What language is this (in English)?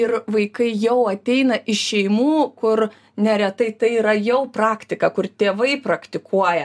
Lithuanian